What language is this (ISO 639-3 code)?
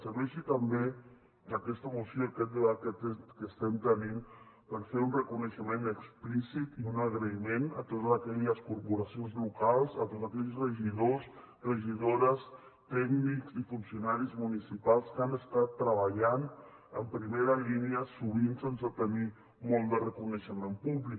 cat